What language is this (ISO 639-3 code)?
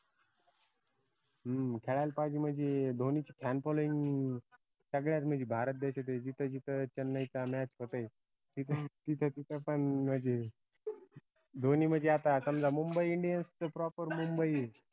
mar